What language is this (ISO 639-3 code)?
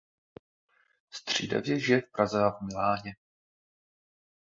ces